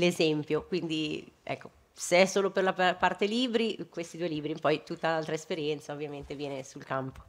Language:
Italian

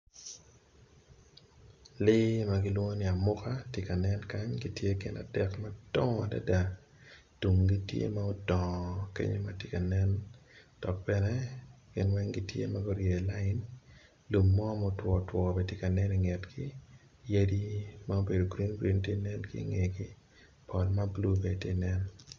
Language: Acoli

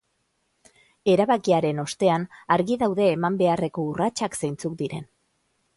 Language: Basque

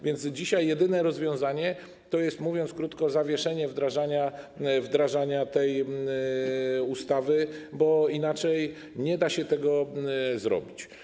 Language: Polish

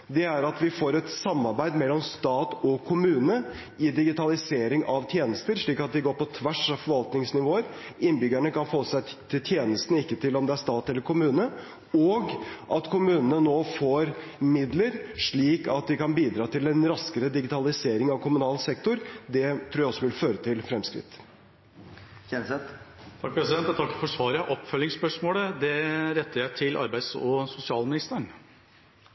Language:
Norwegian Bokmål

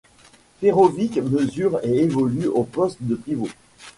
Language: French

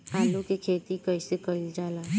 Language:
Bhojpuri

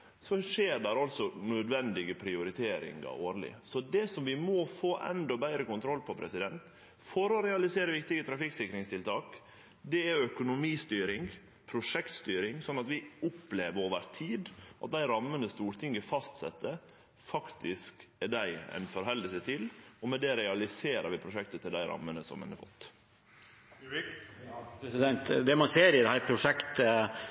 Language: Norwegian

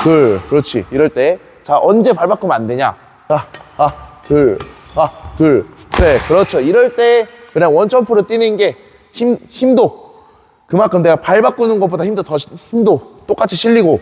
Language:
Korean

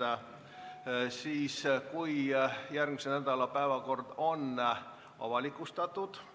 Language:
Estonian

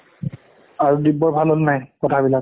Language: Assamese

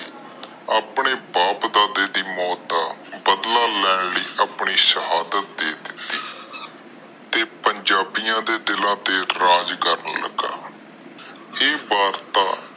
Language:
Punjabi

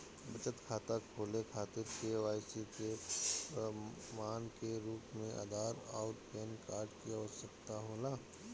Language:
Bhojpuri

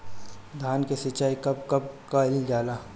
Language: Bhojpuri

